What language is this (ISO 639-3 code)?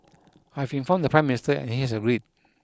eng